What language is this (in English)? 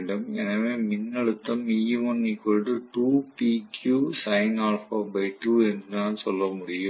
Tamil